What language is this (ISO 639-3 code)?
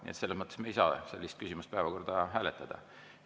est